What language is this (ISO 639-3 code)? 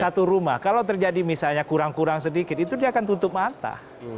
ind